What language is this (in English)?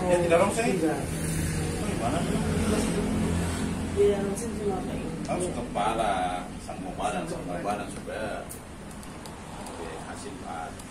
Indonesian